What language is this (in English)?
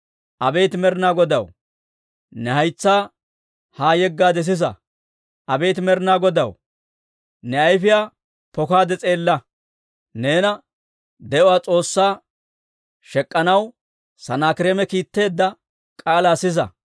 Dawro